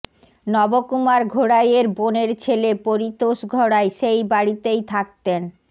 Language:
Bangla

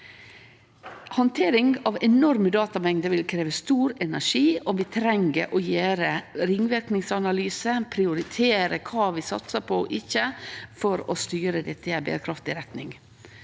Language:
Norwegian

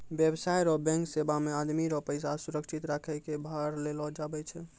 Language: Maithili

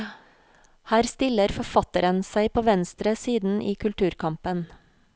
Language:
Norwegian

